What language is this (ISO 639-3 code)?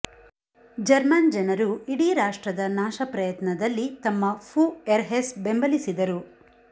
kan